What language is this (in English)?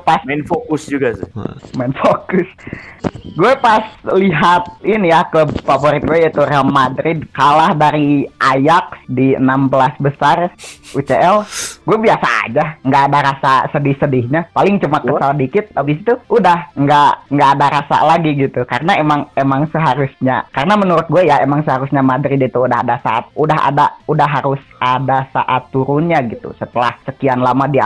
Indonesian